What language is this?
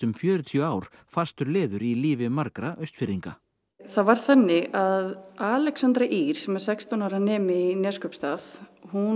Icelandic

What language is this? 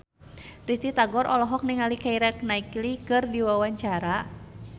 Sundanese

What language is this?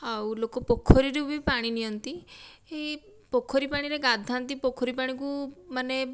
Odia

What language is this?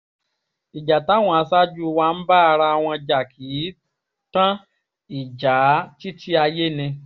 Yoruba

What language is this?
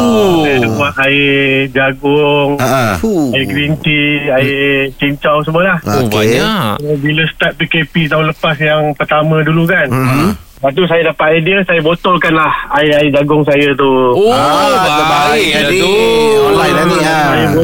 Malay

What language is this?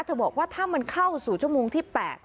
Thai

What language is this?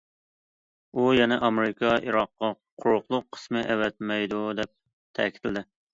Uyghur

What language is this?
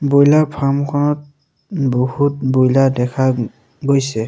Assamese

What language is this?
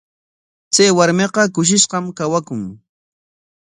Corongo Ancash Quechua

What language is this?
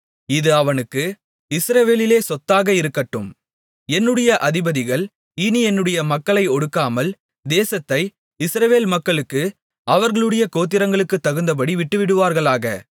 Tamil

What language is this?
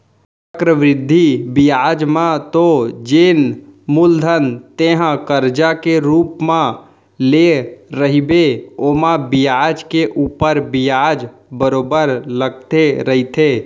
Chhattisgarhi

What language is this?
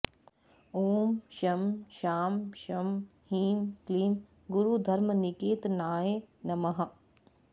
Sanskrit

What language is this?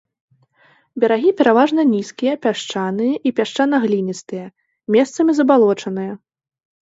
Belarusian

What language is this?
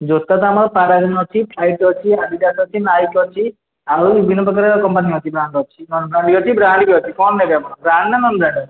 Odia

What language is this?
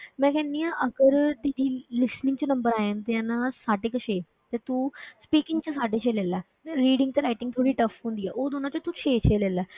Punjabi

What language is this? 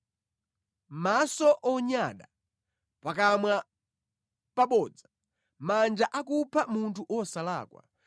Nyanja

